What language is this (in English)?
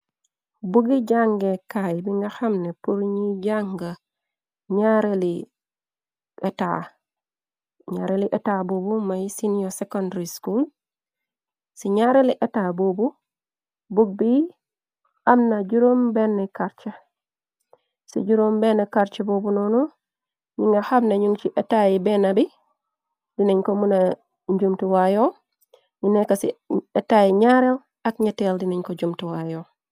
Wolof